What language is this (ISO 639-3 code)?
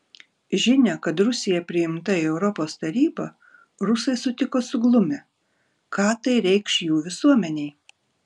lit